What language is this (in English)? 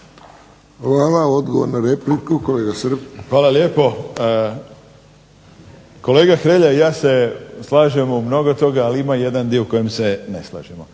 Croatian